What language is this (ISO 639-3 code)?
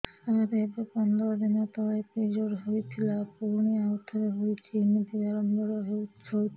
ori